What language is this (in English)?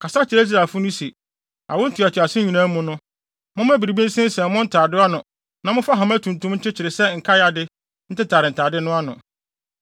Akan